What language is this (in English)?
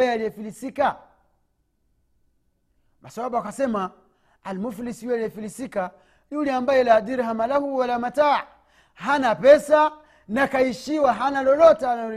Swahili